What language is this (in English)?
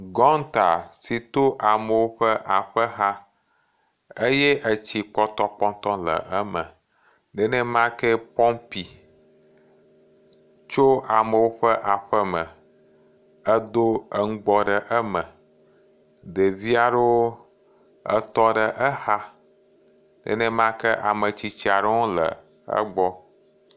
Ewe